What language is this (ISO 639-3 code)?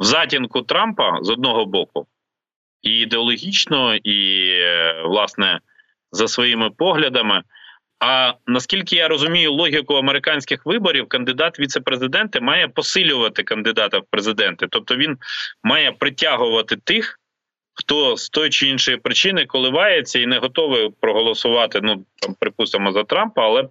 ukr